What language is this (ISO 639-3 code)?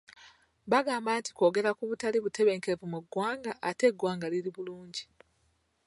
lug